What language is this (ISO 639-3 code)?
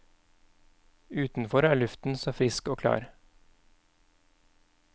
nor